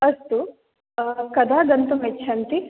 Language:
Sanskrit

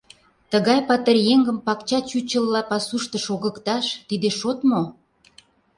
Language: Mari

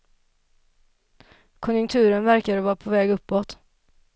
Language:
Swedish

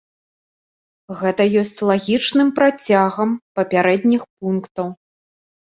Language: Belarusian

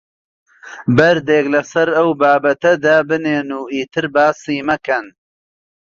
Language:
Central Kurdish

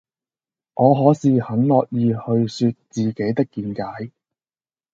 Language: Cantonese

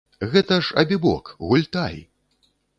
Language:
Belarusian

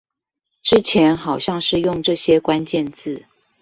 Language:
Chinese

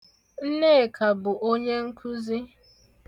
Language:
Igbo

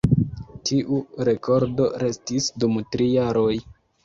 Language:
Esperanto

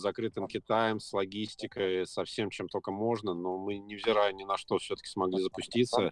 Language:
Russian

